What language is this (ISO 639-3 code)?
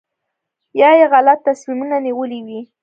pus